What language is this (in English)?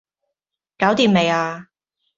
Cantonese